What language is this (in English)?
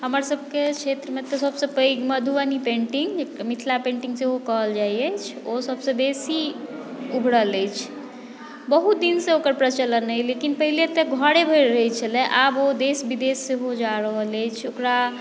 Maithili